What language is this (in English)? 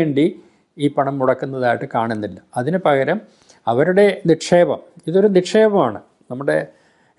Malayalam